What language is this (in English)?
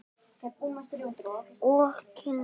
Icelandic